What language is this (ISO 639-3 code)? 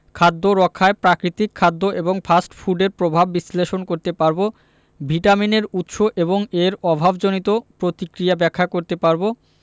ben